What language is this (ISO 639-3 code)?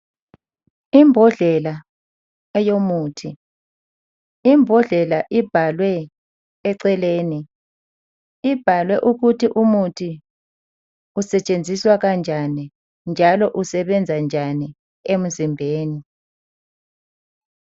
nde